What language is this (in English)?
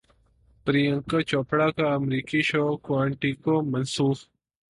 Urdu